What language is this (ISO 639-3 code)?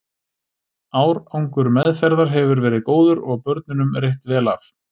isl